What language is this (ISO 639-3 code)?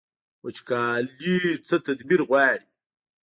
pus